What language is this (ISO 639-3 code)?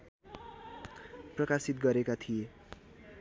nep